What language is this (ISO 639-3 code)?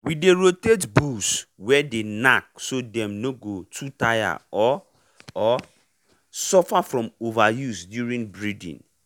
pcm